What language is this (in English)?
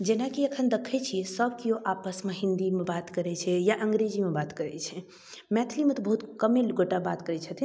Maithili